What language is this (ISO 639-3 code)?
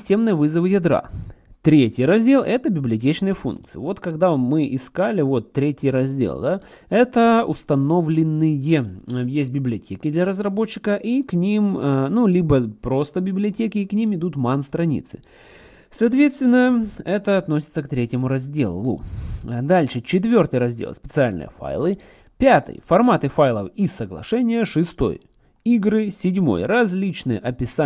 rus